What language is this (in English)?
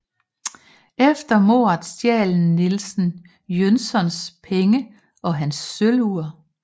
Danish